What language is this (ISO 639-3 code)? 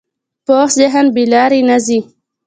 pus